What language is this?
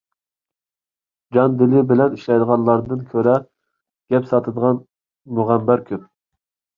Uyghur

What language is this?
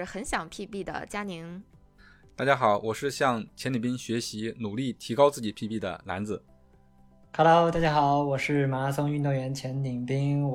Chinese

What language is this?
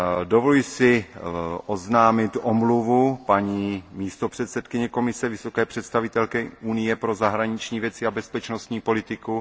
Czech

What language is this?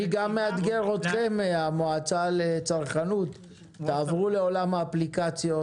Hebrew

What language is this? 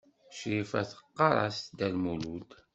Kabyle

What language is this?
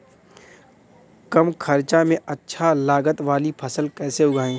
Bhojpuri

